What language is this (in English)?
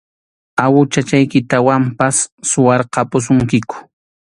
Arequipa-La Unión Quechua